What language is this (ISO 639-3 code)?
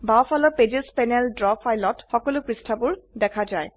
asm